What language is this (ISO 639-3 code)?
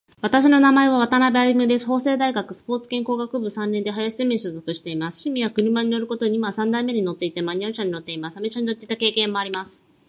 jpn